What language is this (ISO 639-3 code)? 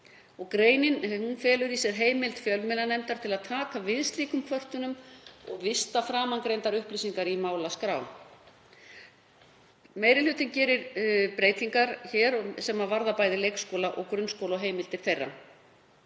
isl